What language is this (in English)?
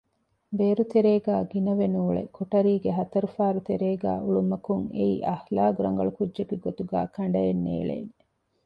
Divehi